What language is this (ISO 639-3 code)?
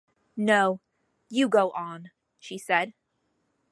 eng